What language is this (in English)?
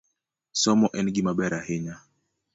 Luo (Kenya and Tanzania)